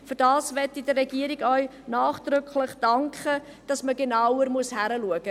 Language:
Swiss German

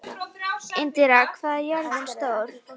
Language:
Icelandic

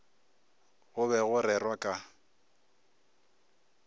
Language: Northern Sotho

